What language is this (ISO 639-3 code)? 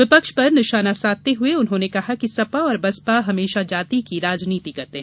hin